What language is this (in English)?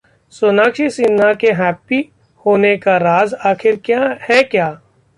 Hindi